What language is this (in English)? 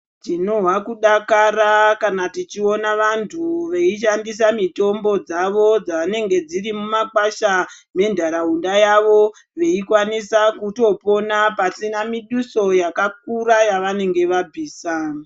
Ndau